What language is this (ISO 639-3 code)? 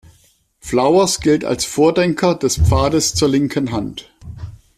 deu